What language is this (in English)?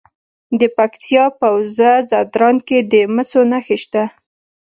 Pashto